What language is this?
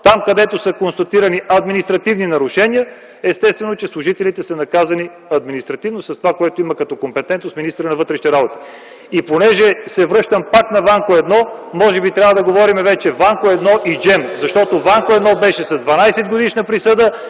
Bulgarian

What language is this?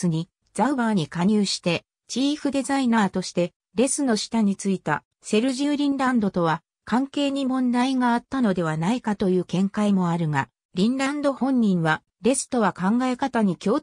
Japanese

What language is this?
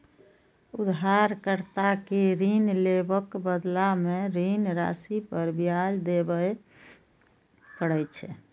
Maithili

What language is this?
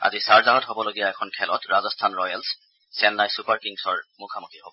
Assamese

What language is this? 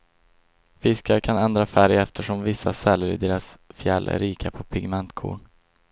Swedish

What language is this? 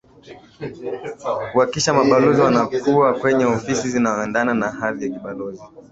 Swahili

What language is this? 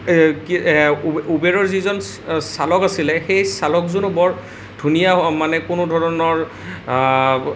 Assamese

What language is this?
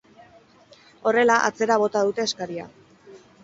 Basque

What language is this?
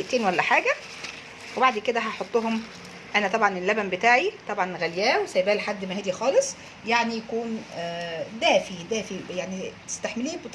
Arabic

